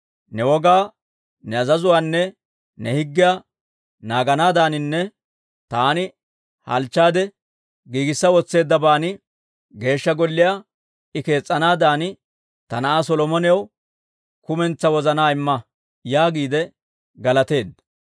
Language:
Dawro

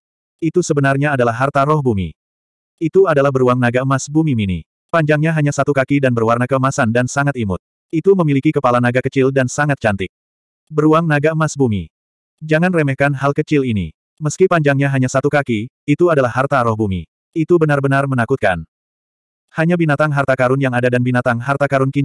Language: Indonesian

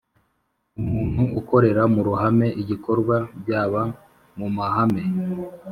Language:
Kinyarwanda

